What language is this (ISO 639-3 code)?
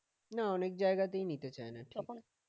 ben